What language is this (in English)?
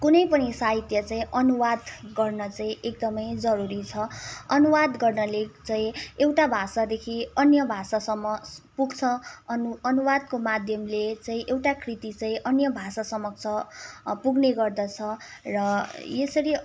Nepali